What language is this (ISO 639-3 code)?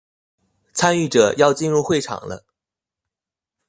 zho